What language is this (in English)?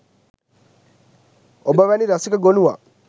Sinhala